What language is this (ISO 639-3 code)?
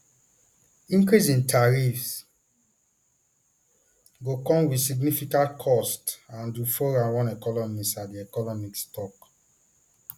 pcm